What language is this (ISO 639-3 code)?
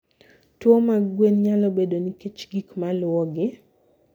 luo